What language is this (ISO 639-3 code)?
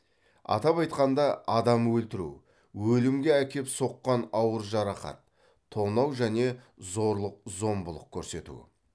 kaz